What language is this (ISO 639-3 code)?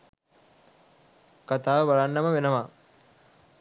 sin